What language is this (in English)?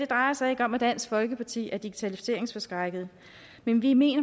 Danish